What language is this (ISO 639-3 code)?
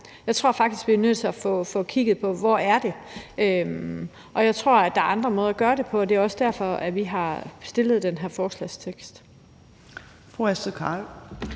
dan